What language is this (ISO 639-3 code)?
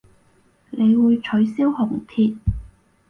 yue